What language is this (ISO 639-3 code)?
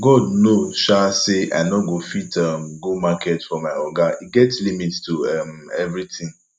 pcm